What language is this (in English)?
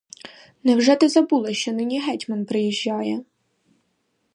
Ukrainian